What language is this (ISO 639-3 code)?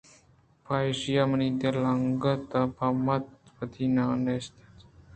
bgp